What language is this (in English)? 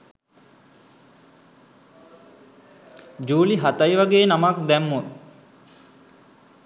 Sinhala